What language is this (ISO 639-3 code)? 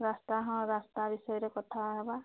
ori